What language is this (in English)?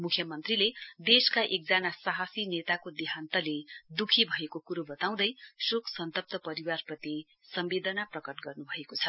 Nepali